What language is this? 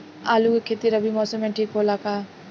Bhojpuri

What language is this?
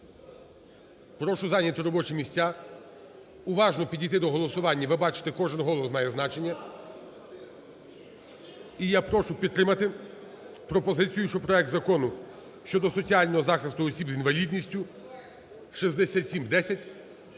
Ukrainian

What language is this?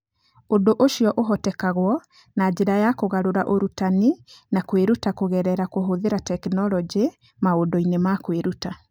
Kikuyu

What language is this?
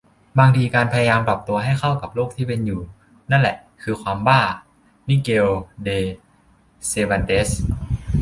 Thai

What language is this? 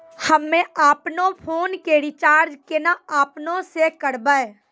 Maithili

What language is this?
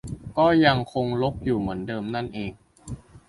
Thai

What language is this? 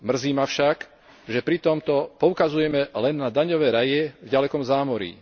Slovak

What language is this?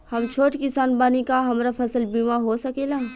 Bhojpuri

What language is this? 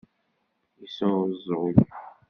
Kabyle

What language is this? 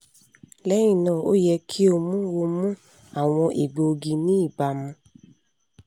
Yoruba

